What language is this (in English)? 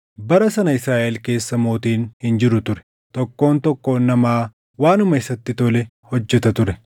Oromo